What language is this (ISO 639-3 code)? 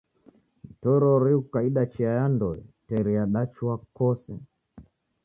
dav